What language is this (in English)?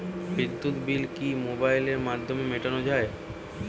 Bangla